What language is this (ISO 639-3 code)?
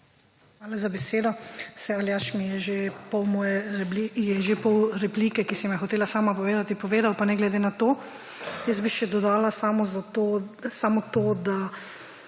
slv